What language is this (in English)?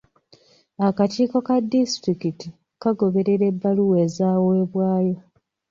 Ganda